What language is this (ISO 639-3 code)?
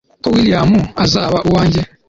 kin